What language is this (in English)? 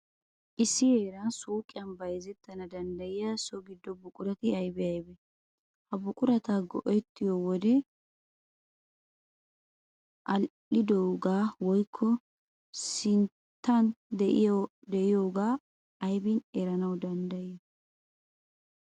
Wolaytta